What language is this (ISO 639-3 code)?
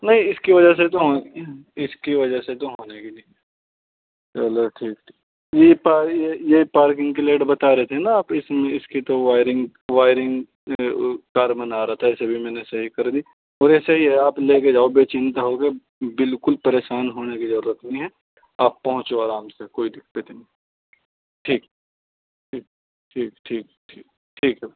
urd